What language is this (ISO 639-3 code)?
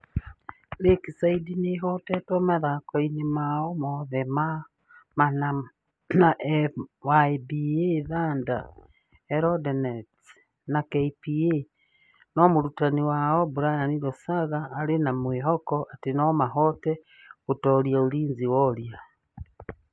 kik